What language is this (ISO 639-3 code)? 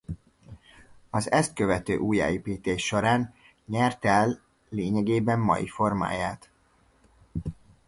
hun